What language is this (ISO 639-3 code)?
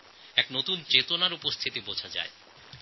ben